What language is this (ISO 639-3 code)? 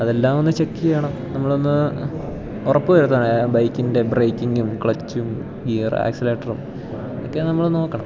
mal